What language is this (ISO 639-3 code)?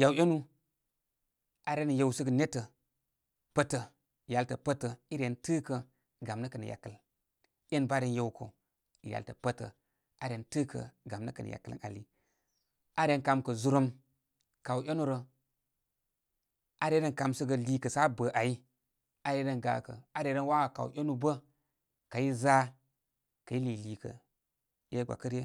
kmy